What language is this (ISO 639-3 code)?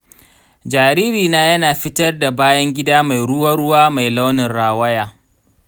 hau